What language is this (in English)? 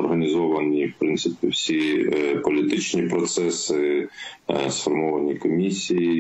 Ukrainian